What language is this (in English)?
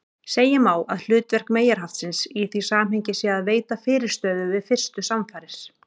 Icelandic